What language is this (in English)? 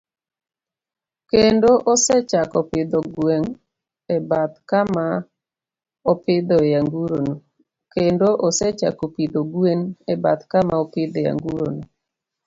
Luo (Kenya and Tanzania)